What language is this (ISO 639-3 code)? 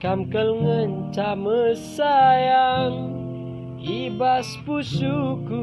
ind